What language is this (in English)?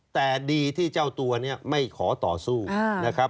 Thai